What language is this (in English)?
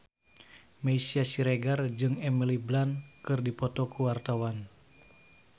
Sundanese